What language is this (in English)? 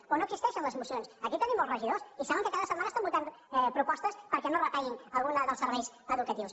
Catalan